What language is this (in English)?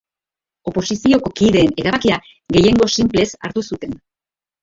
Basque